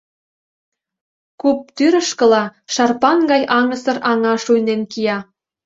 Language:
Mari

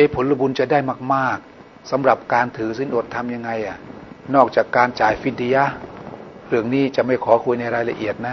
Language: Thai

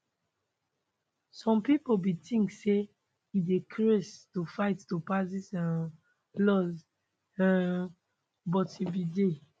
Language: Nigerian Pidgin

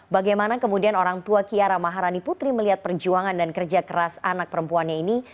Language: Indonesian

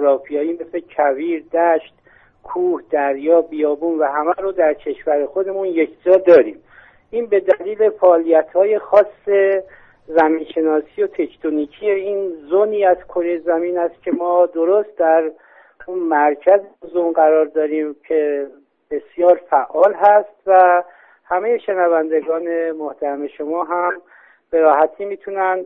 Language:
Persian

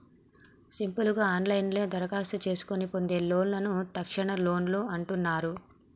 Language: Telugu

